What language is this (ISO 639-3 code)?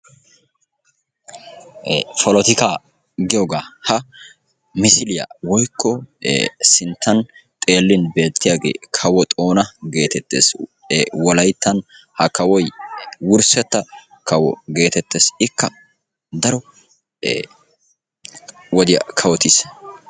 wal